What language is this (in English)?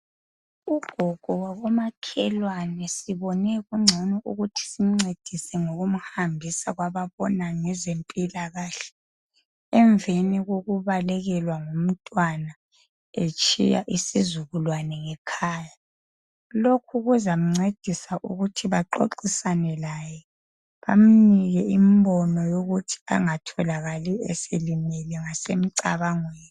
North Ndebele